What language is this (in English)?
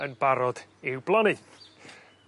Welsh